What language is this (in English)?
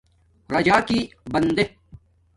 Domaaki